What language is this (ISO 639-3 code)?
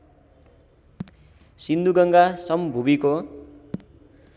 nep